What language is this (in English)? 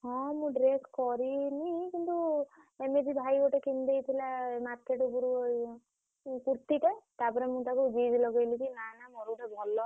Odia